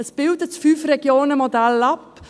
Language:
Swiss German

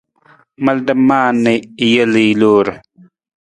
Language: Nawdm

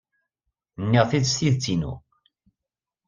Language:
Kabyle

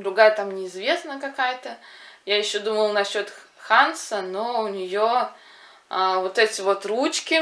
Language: Russian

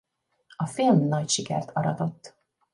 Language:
Hungarian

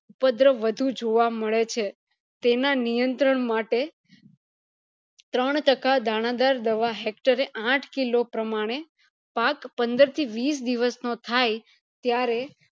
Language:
Gujarati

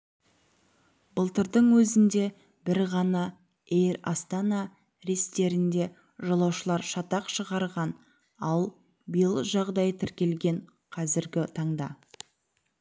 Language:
Kazakh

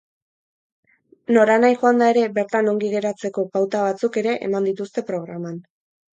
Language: Basque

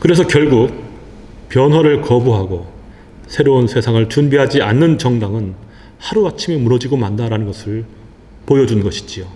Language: Korean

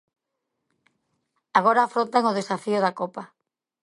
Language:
Galician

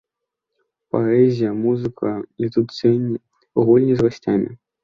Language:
Belarusian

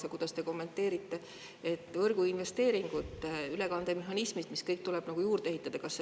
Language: Estonian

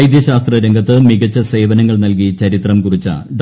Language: Malayalam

